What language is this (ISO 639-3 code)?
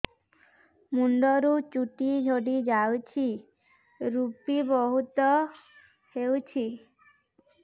ori